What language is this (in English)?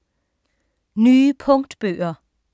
Danish